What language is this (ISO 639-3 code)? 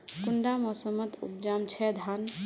mag